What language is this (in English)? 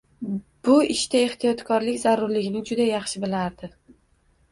Uzbek